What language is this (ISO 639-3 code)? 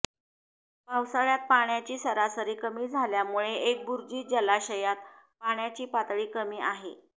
mar